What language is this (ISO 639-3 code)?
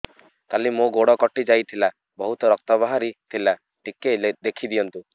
ori